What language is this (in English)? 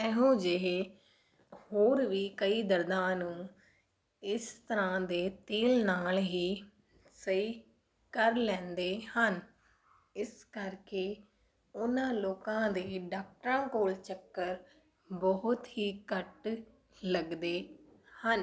Punjabi